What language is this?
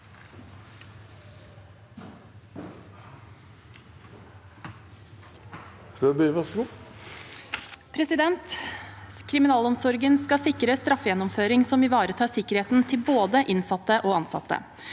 Norwegian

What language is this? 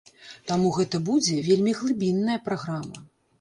Belarusian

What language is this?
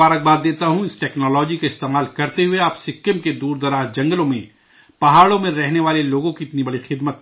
Urdu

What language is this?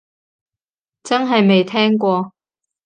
Cantonese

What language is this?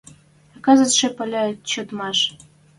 Western Mari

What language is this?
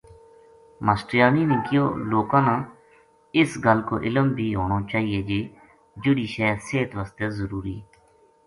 Gujari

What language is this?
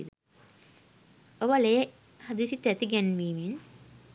Sinhala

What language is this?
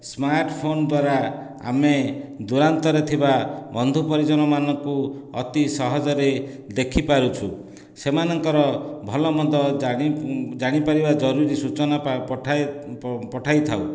Odia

